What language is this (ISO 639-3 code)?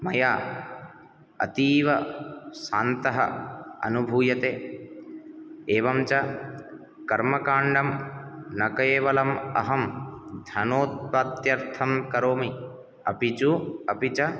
san